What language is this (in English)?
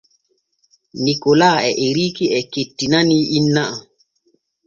Borgu Fulfulde